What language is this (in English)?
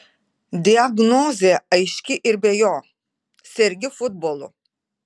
Lithuanian